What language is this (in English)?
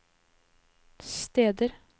Norwegian